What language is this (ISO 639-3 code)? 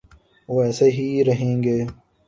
urd